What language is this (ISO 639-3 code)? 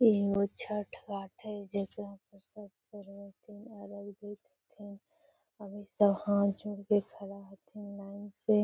mag